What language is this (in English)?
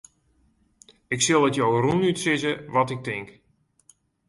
Western Frisian